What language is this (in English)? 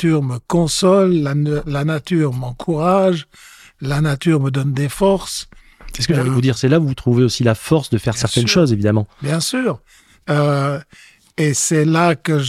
French